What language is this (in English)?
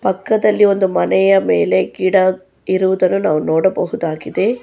Kannada